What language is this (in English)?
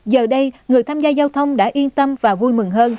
Vietnamese